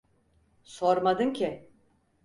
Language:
Turkish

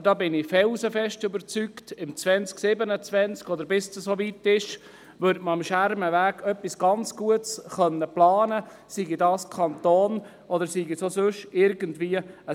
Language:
Swiss German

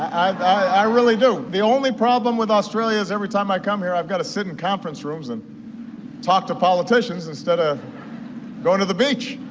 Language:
English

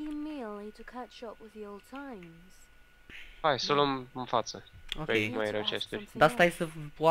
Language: Romanian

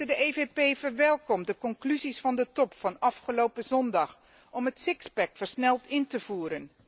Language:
Dutch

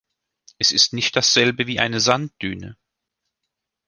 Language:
German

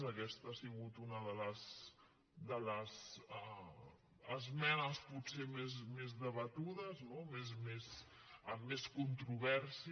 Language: Catalan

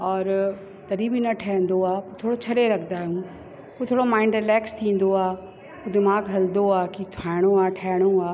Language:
Sindhi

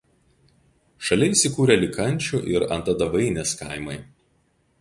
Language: Lithuanian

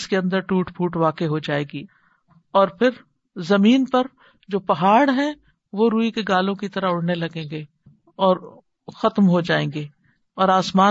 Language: Urdu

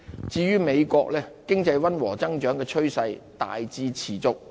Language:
Cantonese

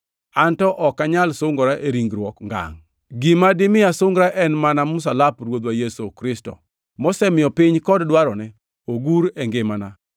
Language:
Luo (Kenya and Tanzania)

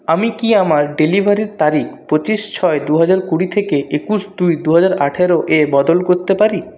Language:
Bangla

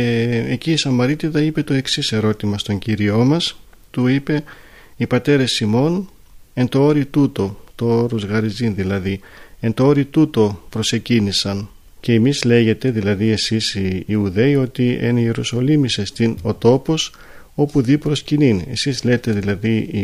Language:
Greek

